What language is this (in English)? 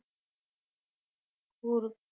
Punjabi